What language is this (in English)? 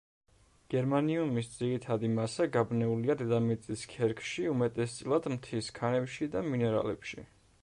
Georgian